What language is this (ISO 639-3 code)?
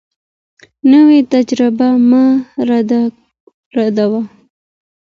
pus